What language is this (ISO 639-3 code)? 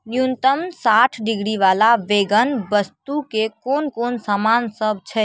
mai